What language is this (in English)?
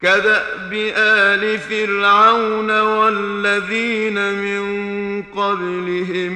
Arabic